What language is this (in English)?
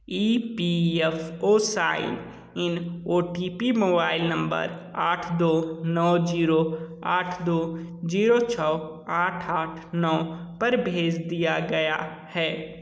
Hindi